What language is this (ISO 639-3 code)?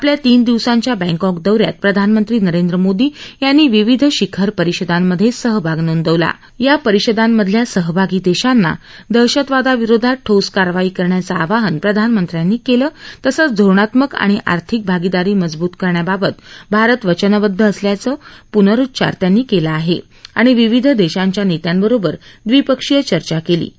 mar